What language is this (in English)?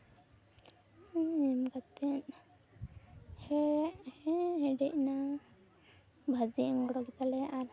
Santali